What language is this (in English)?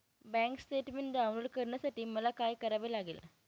Marathi